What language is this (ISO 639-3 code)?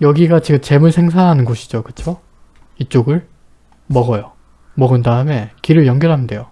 kor